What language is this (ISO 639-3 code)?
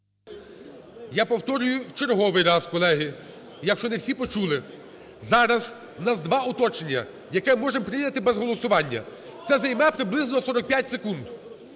ukr